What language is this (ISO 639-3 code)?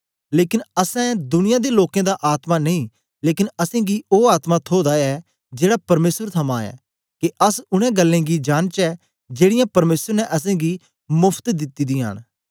doi